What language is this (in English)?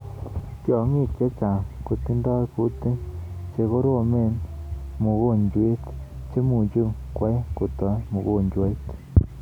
Kalenjin